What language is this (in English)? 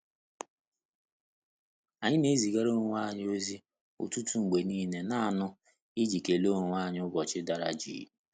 Igbo